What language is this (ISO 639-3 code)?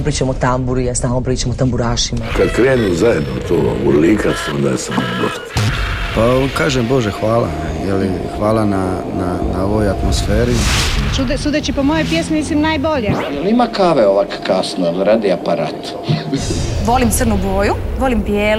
hrv